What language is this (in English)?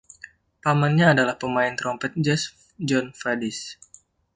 Indonesian